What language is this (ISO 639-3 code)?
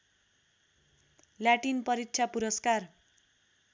nep